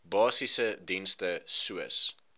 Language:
Afrikaans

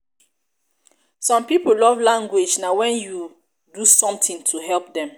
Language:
Nigerian Pidgin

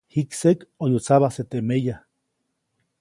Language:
Copainalá Zoque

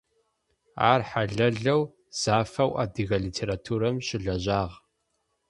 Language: Adyghe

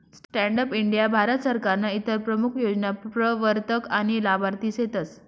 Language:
Marathi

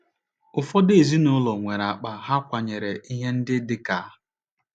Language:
Igbo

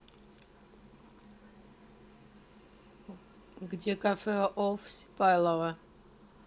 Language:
Russian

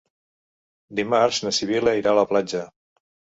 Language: Catalan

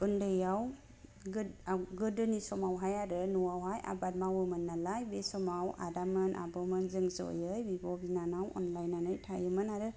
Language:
Bodo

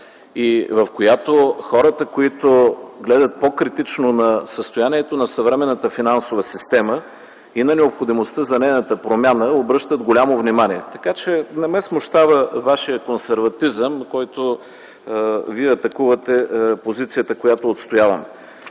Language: Bulgarian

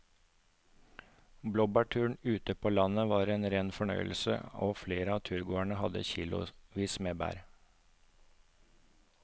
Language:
Norwegian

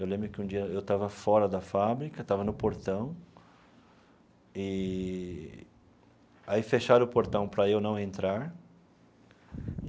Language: Portuguese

